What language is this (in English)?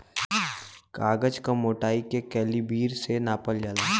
Bhojpuri